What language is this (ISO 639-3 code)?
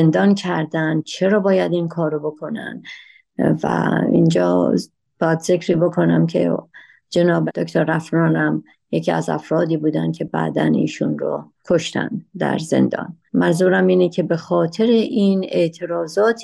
fas